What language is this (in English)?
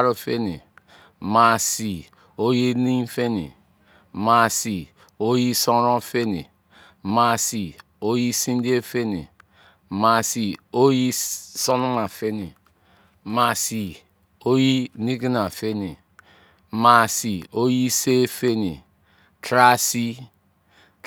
Izon